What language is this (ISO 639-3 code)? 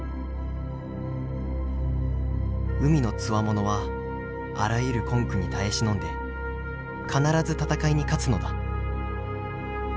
jpn